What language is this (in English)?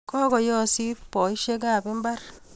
Kalenjin